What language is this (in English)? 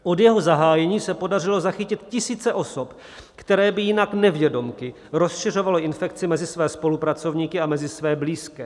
Czech